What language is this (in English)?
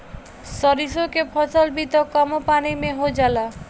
Bhojpuri